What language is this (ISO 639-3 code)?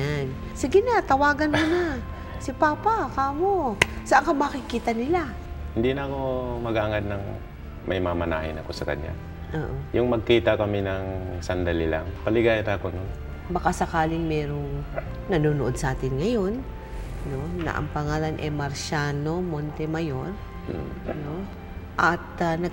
fil